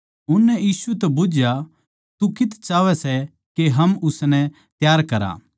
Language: Haryanvi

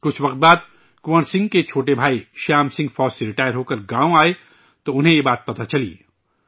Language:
Urdu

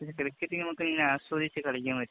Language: Malayalam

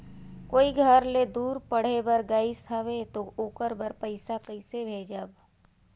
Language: Chhattisgarhi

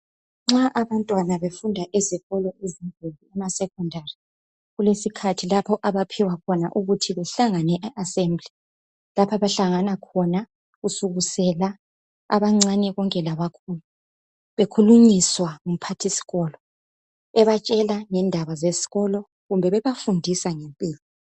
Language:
North Ndebele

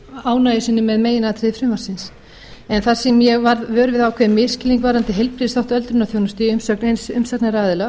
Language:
Icelandic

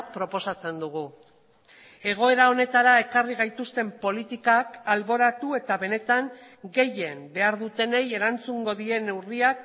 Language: Basque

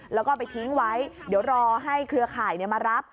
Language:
Thai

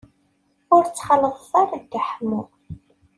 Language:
Kabyle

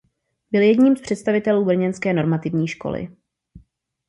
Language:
Czech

